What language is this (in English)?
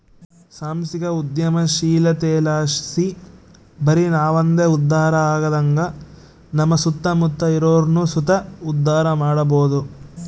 Kannada